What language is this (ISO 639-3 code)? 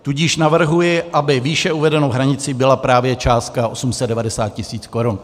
ces